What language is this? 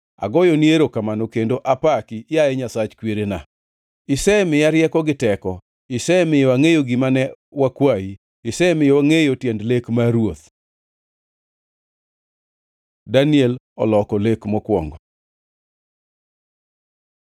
Luo (Kenya and Tanzania)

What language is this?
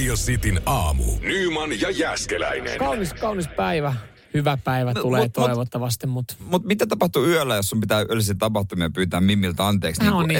Finnish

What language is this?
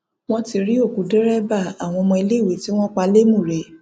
Yoruba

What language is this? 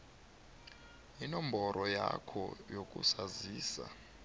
South Ndebele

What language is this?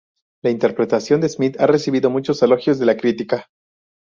Spanish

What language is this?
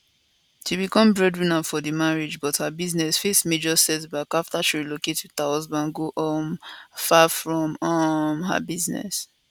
Nigerian Pidgin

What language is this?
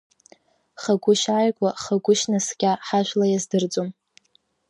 Abkhazian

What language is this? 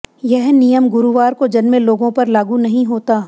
Hindi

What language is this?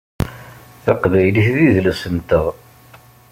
Kabyle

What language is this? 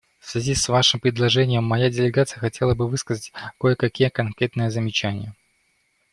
Russian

